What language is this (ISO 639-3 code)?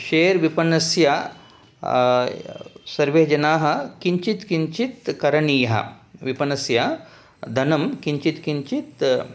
san